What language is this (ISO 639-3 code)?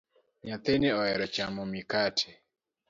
luo